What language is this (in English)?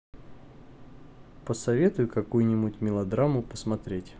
Russian